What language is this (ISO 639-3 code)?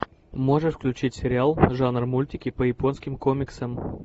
rus